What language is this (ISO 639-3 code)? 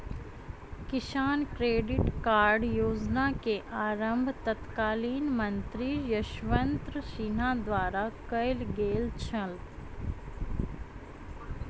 mai